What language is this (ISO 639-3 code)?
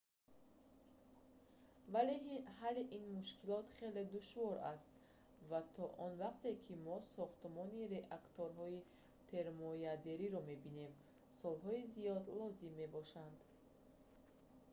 tgk